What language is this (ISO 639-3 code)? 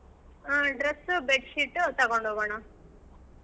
kan